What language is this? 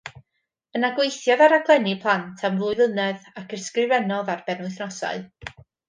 Welsh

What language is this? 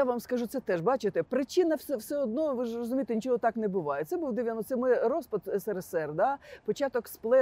Ukrainian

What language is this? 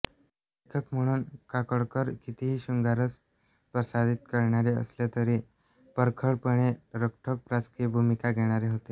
Marathi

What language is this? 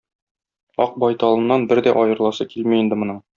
Tatar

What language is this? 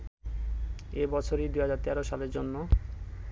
Bangla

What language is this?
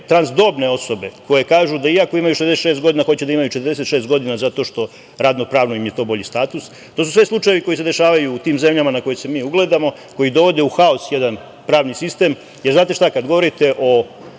Serbian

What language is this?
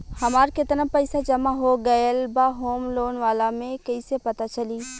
Bhojpuri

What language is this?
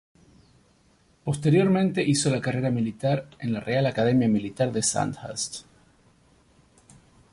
Spanish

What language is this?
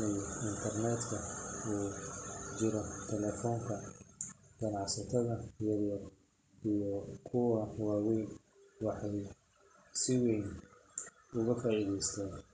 Somali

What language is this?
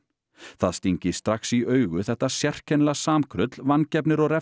Icelandic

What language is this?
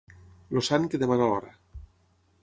Catalan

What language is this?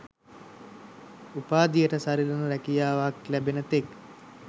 Sinhala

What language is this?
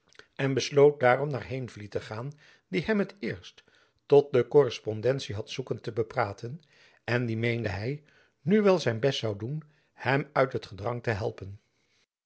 Dutch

